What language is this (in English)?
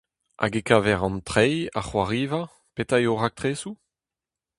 Breton